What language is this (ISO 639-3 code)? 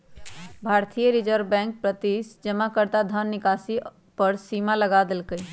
mag